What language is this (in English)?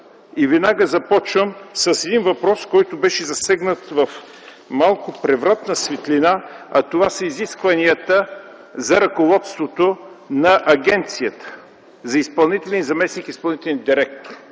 Bulgarian